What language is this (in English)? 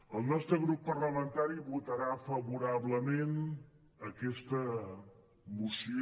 Catalan